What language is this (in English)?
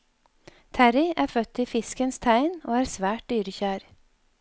Norwegian